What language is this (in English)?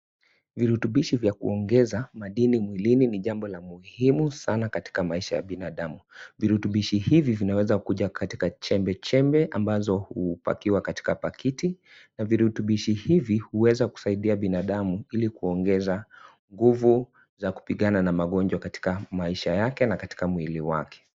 Swahili